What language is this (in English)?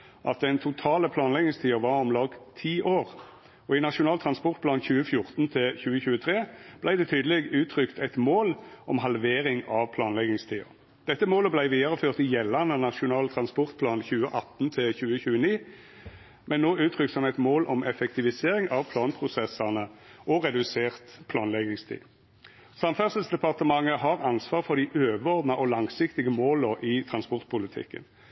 Norwegian Nynorsk